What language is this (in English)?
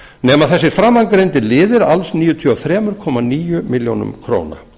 Icelandic